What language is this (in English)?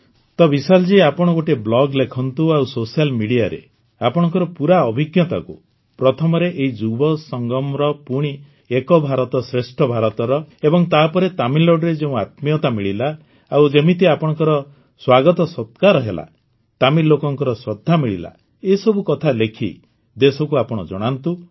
Odia